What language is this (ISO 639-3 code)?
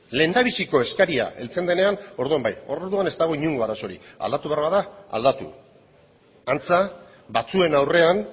eus